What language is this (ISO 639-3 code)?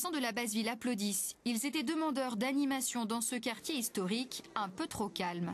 fra